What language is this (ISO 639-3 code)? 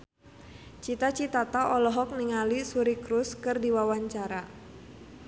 sun